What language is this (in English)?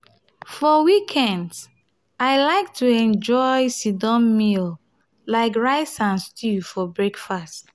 Nigerian Pidgin